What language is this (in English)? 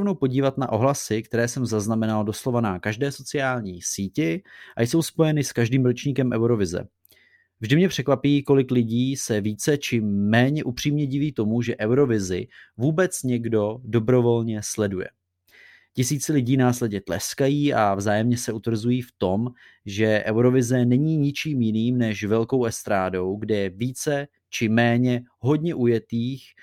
Czech